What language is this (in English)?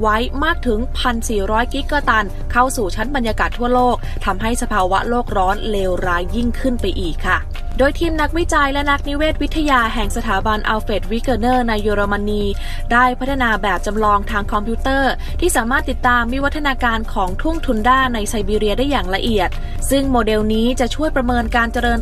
Thai